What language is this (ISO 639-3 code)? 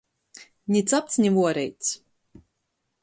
ltg